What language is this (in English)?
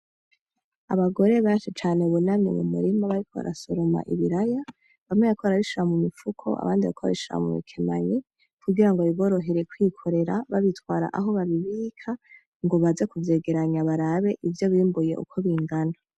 Rundi